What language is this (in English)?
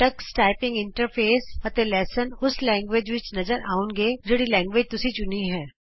Punjabi